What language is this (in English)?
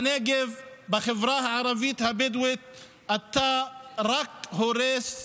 Hebrew